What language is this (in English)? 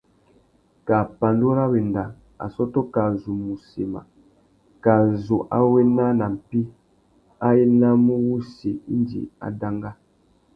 Tuki